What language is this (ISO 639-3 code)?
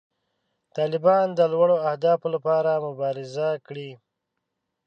pus